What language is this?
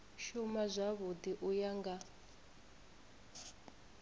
Venda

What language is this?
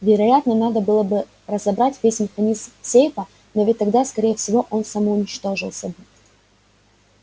Russian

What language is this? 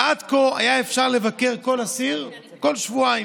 Hebrew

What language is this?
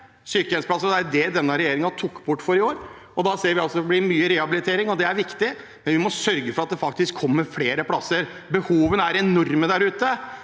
Norwegian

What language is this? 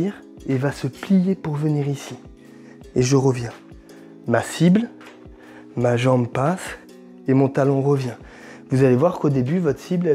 French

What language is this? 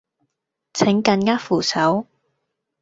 Cantonese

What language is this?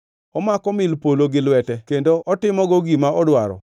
Luo (Kenya and Tanzania)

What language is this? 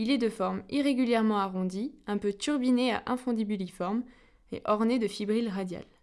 French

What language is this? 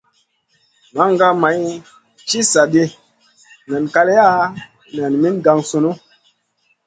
Masana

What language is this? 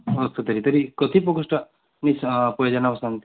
Sanskrit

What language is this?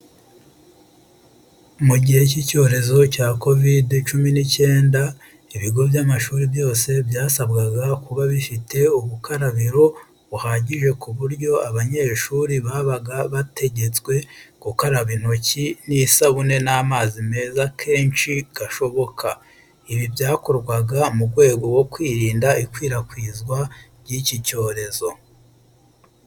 Kinyarwanda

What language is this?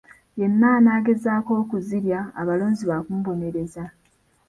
Ganda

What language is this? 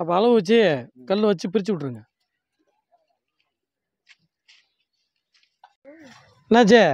Tamil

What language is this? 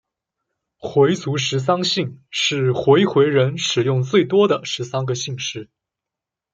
Chinese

